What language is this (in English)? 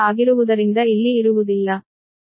Kannada